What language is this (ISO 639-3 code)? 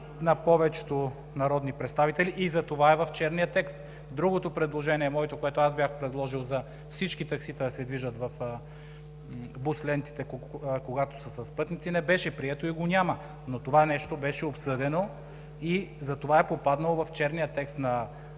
bul